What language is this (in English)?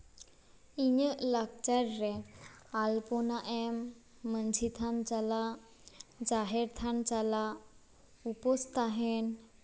Santali